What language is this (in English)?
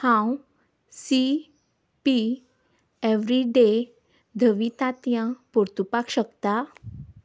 Konkani